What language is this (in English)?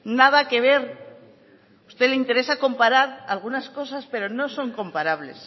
Spanish